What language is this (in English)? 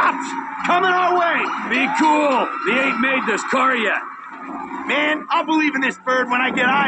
English